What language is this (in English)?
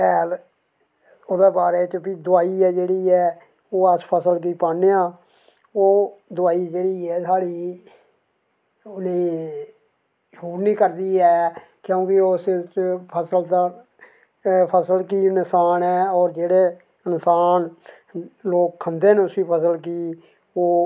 Dogri